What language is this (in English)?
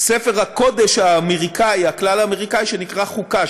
Hebrew